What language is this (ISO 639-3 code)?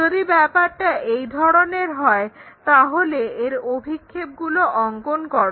ben